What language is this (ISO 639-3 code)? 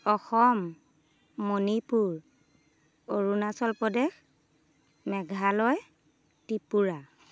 asm